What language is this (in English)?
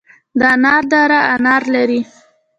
Pashto